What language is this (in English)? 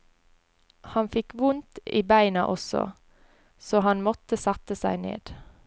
Norwegian